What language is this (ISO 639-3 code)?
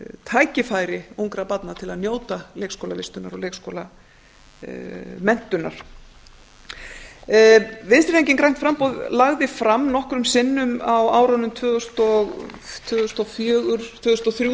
isl